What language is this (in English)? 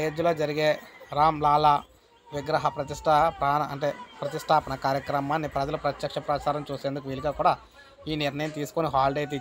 Telugu